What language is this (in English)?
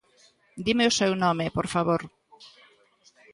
Galician